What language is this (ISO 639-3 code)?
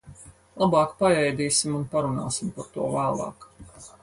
lav